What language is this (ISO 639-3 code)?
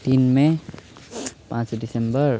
nep